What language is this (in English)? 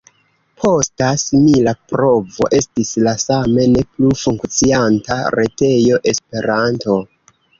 Esperanto